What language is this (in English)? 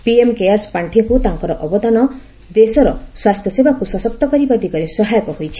Odia